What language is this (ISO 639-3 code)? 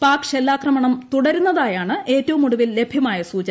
mal